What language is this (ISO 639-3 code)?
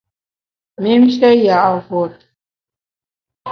bax